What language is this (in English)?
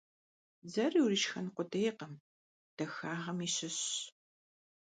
Kabardian